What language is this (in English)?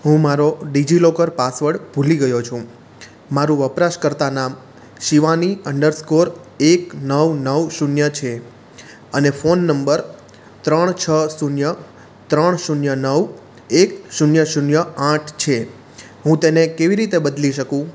Gujarati